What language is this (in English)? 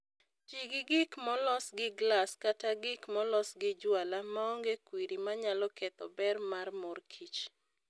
Luo (Kenya and Tanzania)